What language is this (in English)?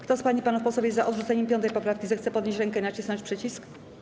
Polish